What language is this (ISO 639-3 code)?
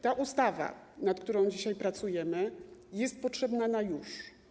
pol